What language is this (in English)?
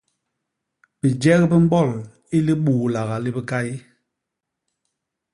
Basaa